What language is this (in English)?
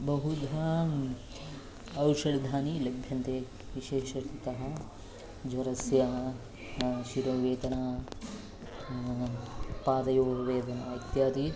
Sanskrit